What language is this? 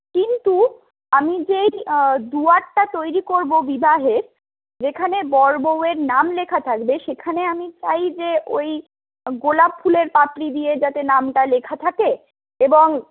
Bangla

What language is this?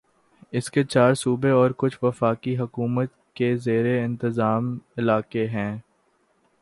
Urdu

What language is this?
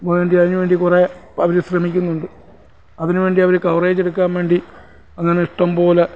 Malayalam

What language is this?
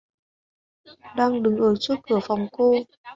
Vietnamese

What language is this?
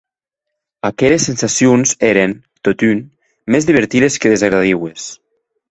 Occitan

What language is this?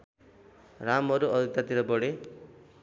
Nepali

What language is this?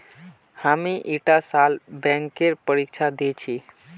Magahi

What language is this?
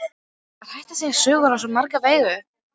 Icelandic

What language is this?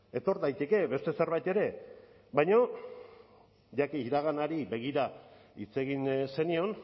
Basque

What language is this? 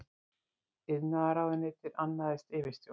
Icelandic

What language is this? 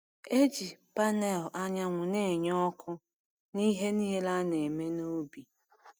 Igbo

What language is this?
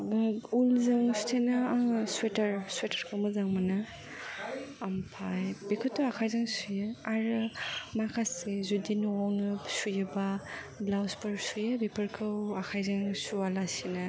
Bodo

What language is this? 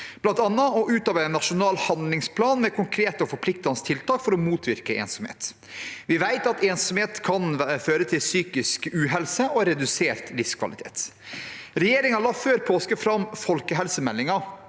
Norwegian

